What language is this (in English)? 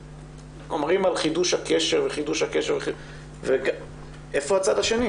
Hebrew